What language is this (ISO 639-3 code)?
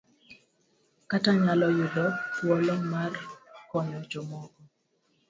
luo